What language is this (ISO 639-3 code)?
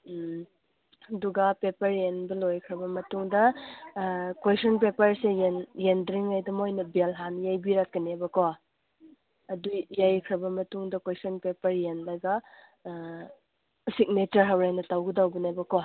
mni